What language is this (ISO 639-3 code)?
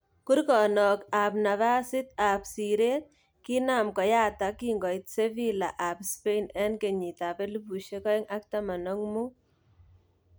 kln